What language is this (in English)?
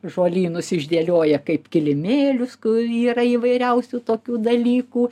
Lithuanian